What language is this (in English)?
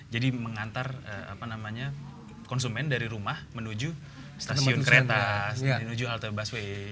Indonesian